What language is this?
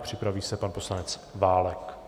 Czech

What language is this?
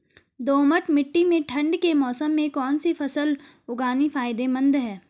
Hindi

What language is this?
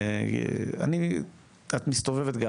Hebrew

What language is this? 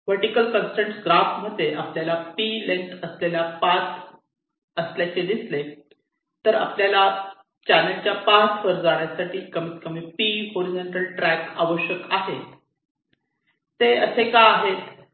Marathi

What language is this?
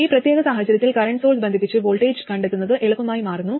Malayalam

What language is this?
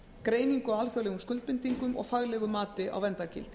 Icelandic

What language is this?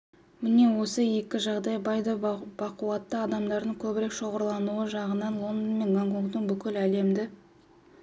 Kazakh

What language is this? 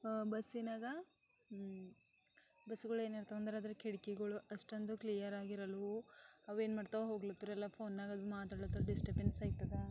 Kannada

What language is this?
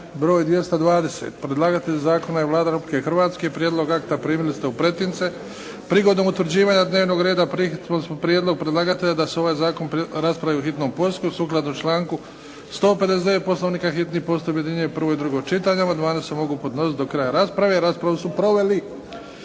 Croatian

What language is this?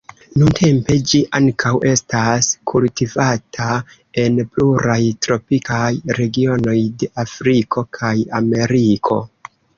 Esperanto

